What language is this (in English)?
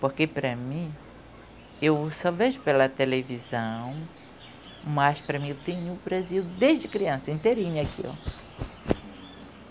Portuguese